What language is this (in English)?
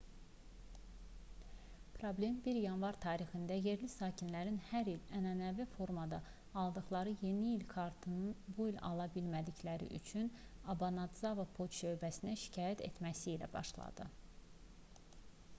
Azerbaijani